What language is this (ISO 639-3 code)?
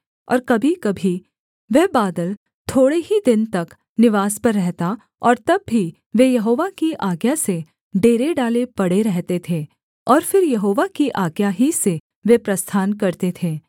hin